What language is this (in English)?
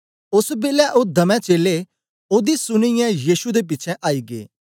Dogri